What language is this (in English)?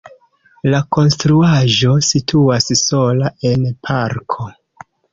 Esperanto